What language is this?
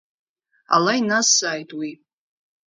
Abkhazian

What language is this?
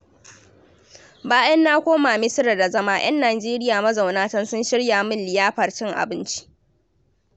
Hausa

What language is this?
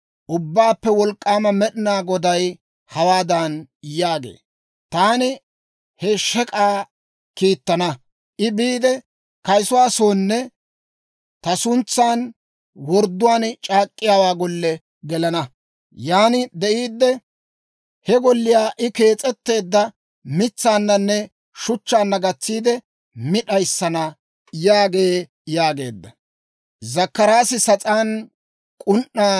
Dawro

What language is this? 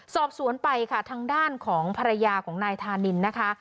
Thai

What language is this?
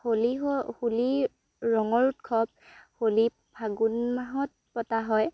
Assamese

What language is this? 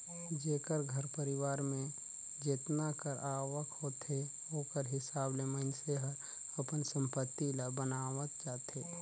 Chhattisgarhi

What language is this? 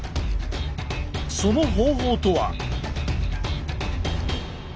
Japanese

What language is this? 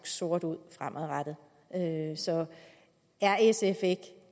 Danish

